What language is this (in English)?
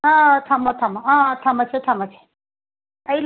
Manipuri